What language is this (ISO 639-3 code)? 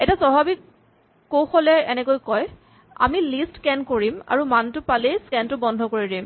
asm